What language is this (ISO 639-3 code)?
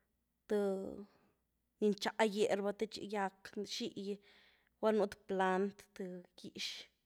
ztu